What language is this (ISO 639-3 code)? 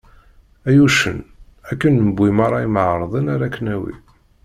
kab